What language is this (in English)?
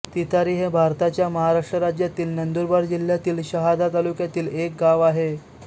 Marathi